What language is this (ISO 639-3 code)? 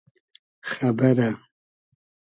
haz